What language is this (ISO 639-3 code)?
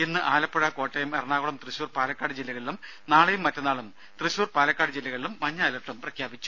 mal